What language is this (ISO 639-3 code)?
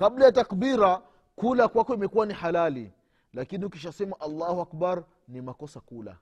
swa